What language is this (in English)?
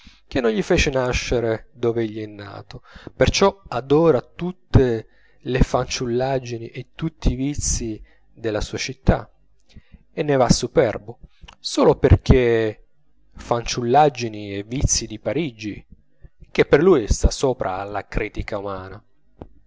Italian